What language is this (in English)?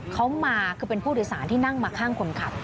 Thai